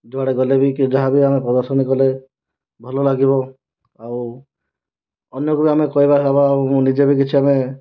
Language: Odia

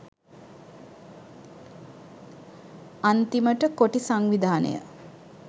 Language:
Sinhala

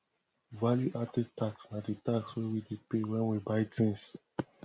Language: Nigerian Pidgin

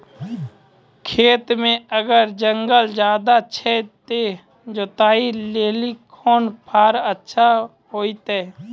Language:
Maithili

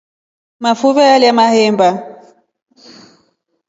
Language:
Rombo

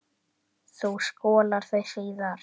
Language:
Icelandic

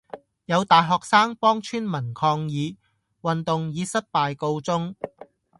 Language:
Cantonese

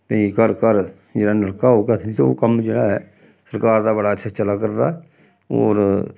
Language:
Dogri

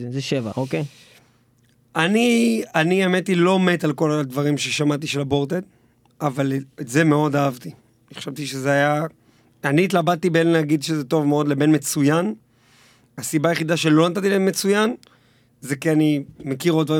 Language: Hebrew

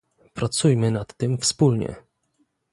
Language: Polish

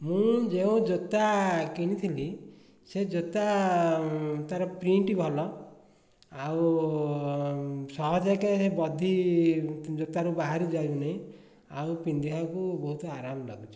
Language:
Odia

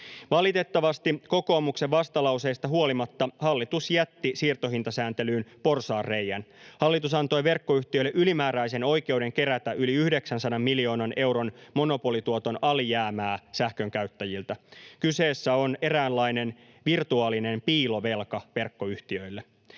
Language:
Finnish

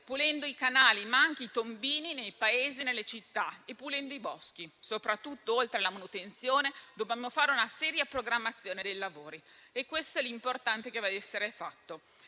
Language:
Italian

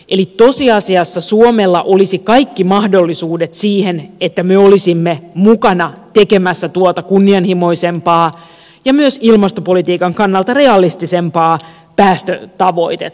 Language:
Finnish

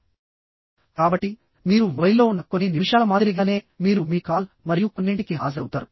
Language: Telugu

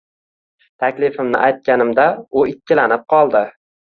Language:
Uzbek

